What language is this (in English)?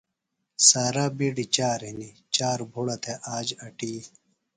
Phalura